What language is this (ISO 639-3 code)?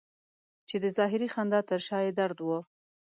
pus